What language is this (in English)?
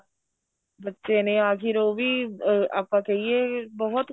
Punjabi